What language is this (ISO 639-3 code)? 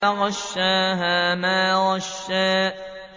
ara